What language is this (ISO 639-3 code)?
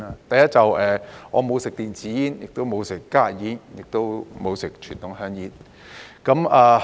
yue